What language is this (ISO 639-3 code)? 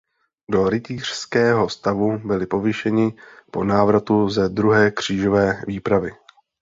ces